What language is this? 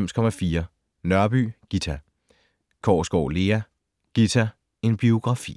Danish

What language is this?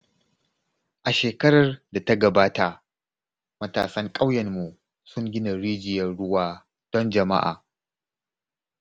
Hausa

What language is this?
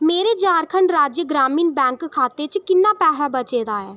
Dogri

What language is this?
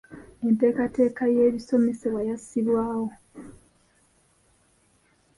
Ganda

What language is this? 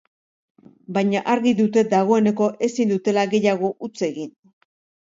Basque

